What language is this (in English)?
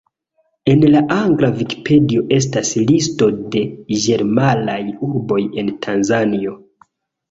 Esperanto